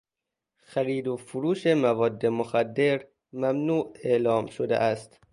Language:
Persian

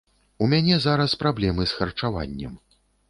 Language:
Belarusian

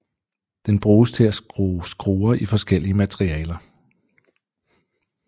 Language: Danish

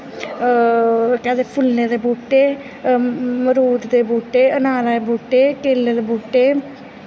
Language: Dogri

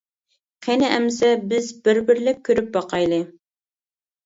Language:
Uyghur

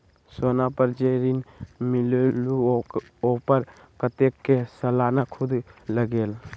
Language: Magahi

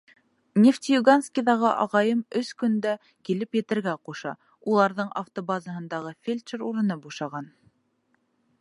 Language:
Bashkir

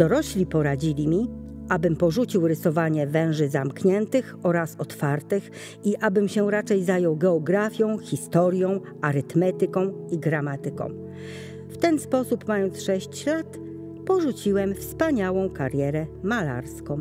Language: Polish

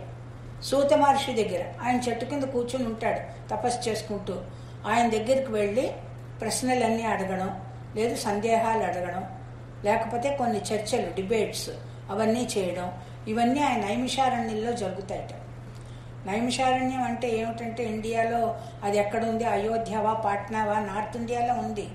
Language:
Telugu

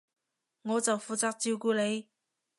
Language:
Cantonese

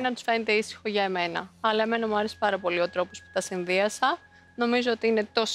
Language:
Greek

